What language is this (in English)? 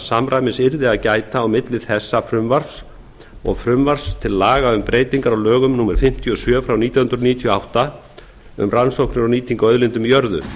Icelandic